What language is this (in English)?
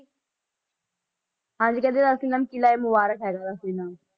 Punjabi